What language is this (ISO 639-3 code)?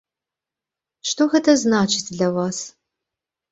bel